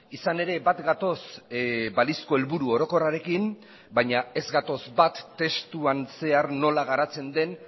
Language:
Basque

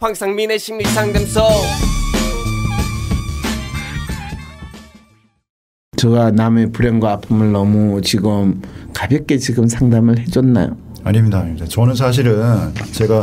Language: Korean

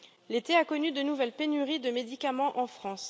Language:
French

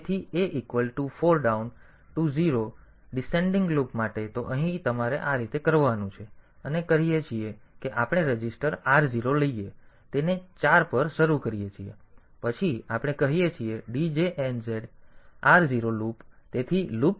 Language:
Gujarati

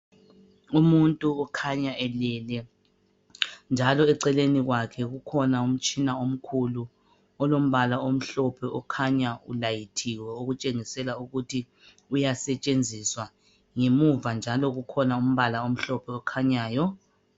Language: North Ndebele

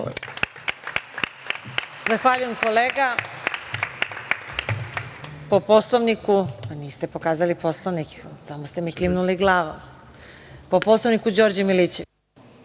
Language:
Serbian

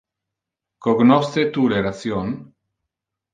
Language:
Interlingua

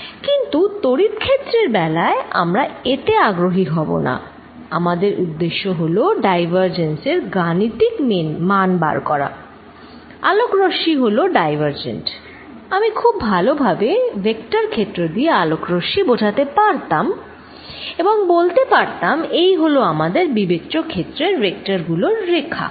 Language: Bangla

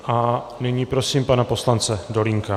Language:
Czech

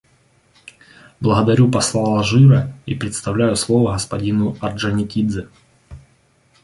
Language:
Russian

